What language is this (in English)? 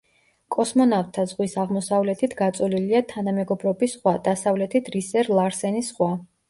Georgian